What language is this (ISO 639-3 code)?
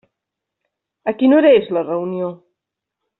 cat